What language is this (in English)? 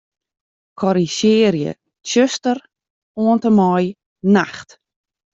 Western Frisian